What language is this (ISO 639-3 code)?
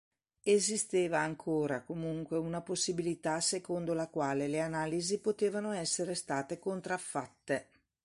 ita